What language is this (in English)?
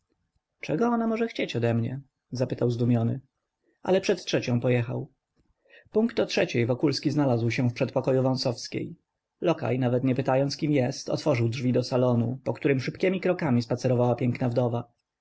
Polish